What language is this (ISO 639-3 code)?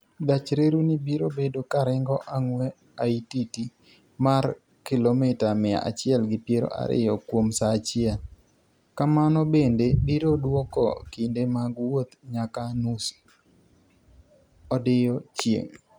luo